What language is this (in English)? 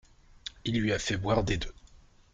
French